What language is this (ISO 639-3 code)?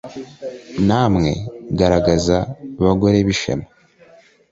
kin